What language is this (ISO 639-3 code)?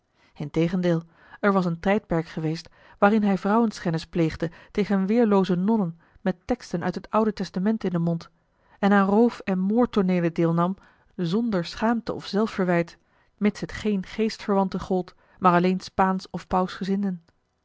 nld